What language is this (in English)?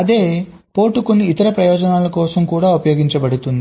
Telugu